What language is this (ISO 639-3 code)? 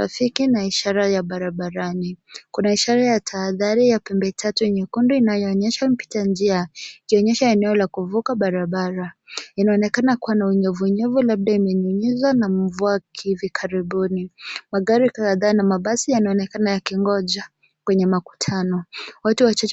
swa